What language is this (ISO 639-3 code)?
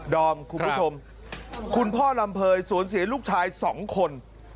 tha